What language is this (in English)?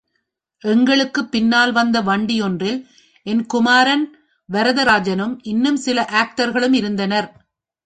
Tamil